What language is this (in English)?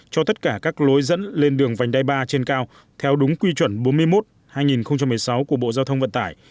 Vietnamese